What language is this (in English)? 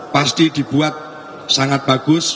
Indonesian